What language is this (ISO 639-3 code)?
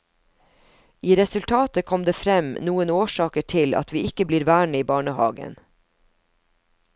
nor